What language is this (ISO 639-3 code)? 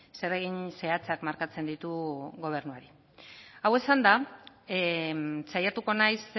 eus